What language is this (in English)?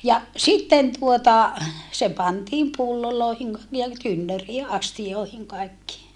Finnish